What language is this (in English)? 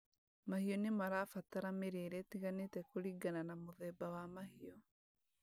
Kikuyu